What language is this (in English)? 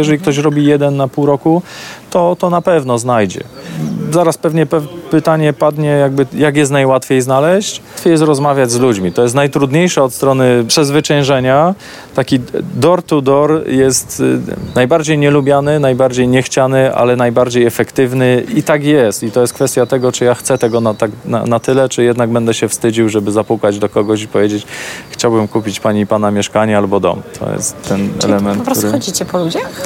Polish